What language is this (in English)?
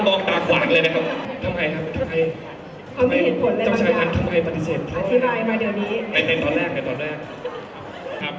Thai